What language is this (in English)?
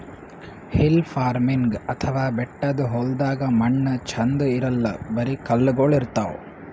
Kannada